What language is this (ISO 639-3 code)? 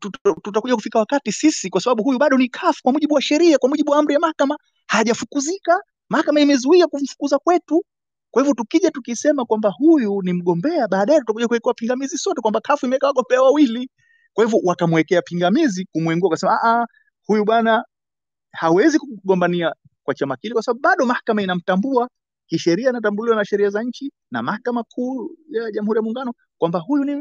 swa